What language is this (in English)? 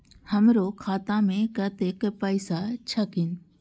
Maithili